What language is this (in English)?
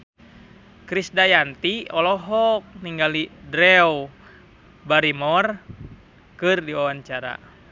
Sundanese